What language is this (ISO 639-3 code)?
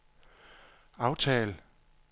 dan